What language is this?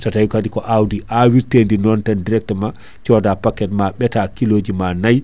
Fula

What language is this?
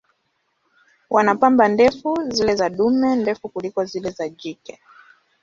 Swahili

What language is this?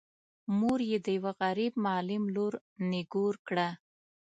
Pashto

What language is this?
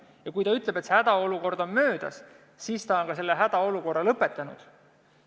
Estonian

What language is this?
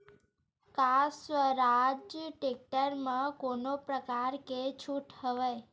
Chhattisgarhi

